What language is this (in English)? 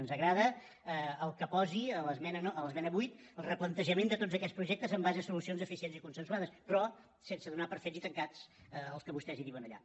Catalan